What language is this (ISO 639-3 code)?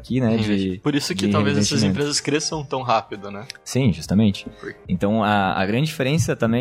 por